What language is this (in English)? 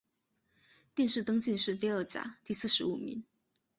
Chinese